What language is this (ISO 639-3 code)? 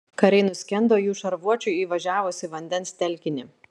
lit